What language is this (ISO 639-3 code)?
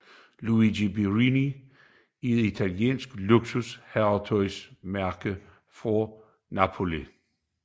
dan